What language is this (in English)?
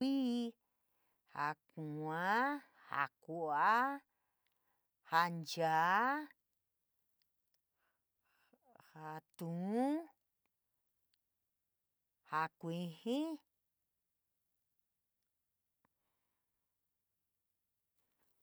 San Miguel El Grande Mixtec